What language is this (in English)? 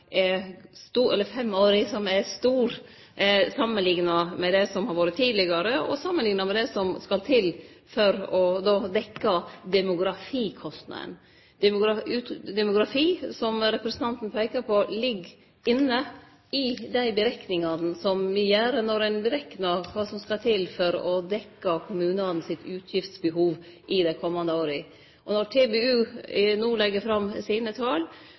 Norwegian Nynorsk